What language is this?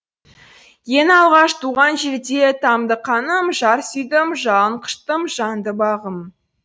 Kazakh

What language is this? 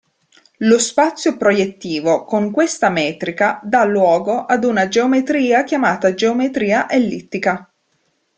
Italian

